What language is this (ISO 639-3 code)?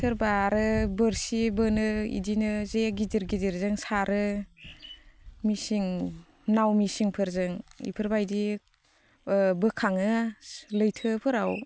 brx